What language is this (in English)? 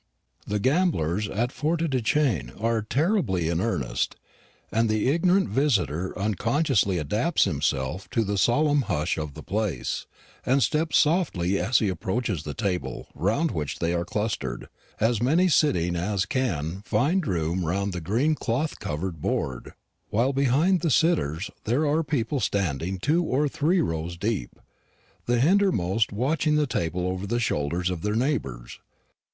English